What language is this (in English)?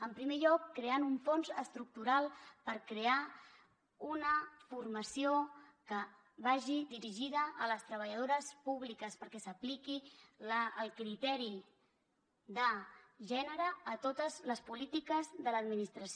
Catalan